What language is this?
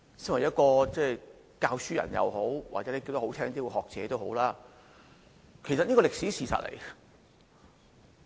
Cantonese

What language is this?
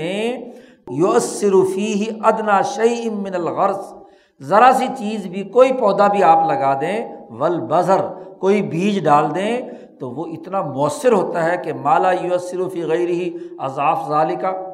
Urdu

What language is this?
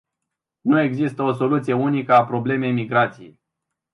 Romanian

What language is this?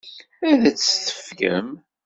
Kabyle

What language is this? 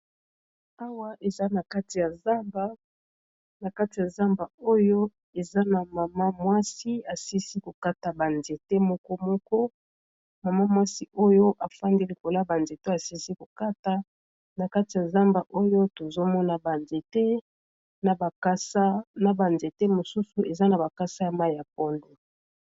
Lingala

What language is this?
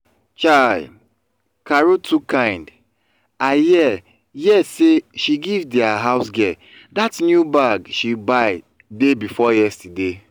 Nigerian Pidgin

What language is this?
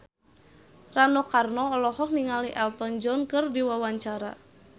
Sundanese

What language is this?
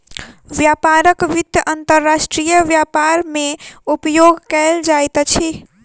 Maithili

